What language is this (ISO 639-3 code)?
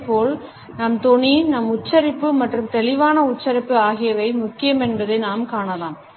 tam